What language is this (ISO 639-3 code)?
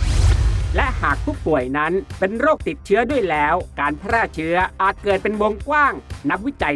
tha